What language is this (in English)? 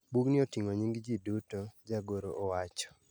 Luo (Kenya and Tanzania)